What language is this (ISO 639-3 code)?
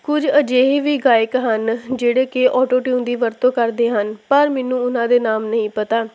pan